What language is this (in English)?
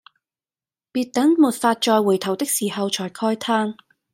Cantonese